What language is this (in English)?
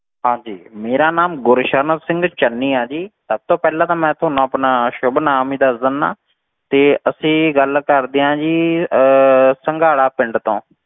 Punjabi